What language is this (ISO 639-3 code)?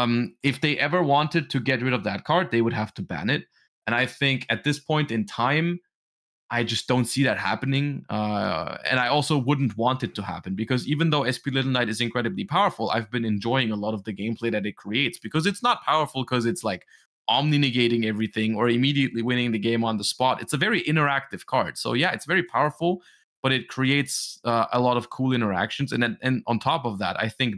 eng